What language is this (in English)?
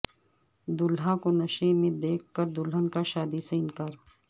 Urdu